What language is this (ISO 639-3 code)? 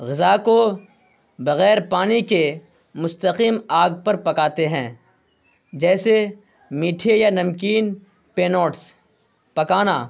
urd